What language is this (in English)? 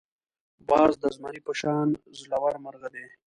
Pashto